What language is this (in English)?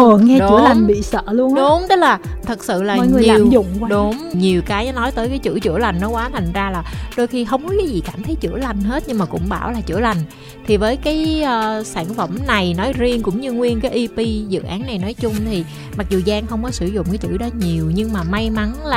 Vietnamese